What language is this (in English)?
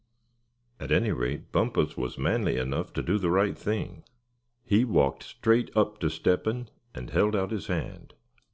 English